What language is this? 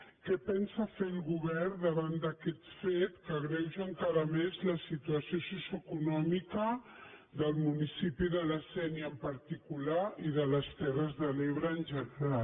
Catalan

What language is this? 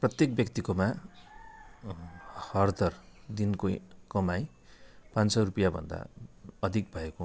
Nepali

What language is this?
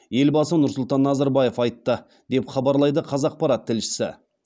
Kazakh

